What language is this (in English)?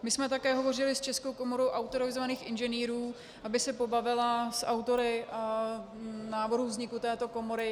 Czech